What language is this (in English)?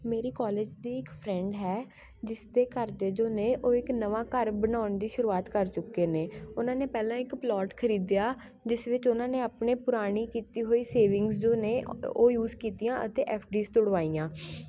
Punjabi